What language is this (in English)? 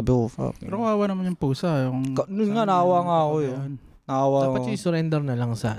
Filipino